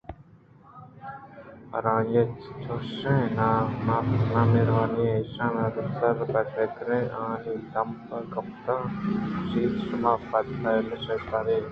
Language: Eastern Balochi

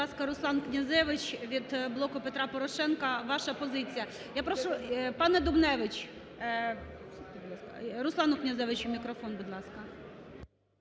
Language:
Ukrainian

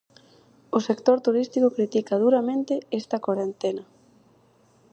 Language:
Galician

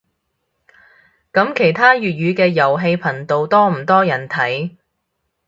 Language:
Cantonese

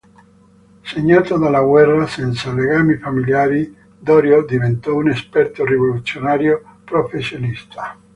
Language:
Italian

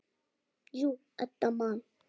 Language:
Icelandic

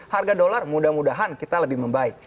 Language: Indonesian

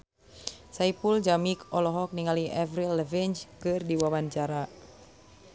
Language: Sundanese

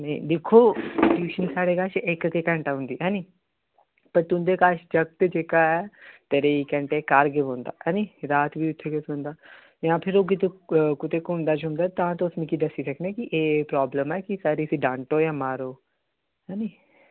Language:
Dogri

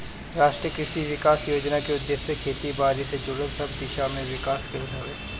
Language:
Bhojpuri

